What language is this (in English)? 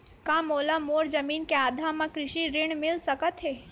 Chhattisgarhi